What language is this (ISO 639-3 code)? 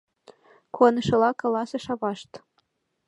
chm